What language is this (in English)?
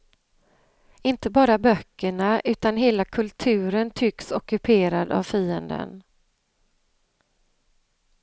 Swedish